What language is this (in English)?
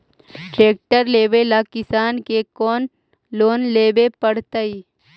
Magahi